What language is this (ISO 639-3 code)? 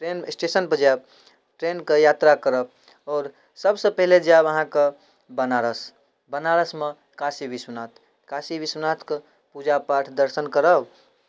mai